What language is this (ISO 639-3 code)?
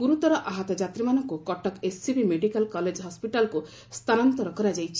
ori